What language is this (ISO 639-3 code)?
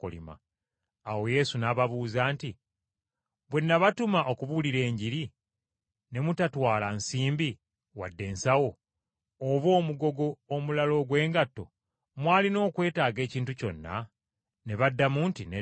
lug